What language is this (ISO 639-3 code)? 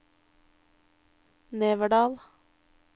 nor